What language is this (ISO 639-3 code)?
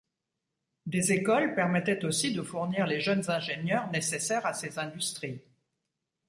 fra